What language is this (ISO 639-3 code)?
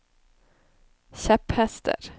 nor